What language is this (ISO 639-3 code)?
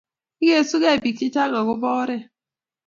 kln